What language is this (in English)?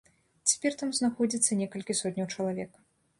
Belarusian